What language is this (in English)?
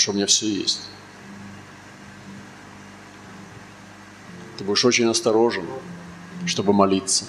Russian